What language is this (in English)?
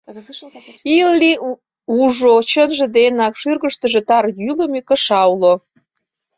Mari